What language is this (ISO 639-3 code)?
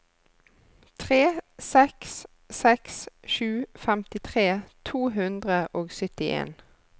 nor